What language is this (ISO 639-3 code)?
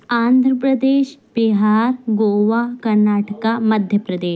urd